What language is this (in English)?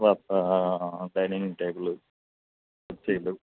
Telugu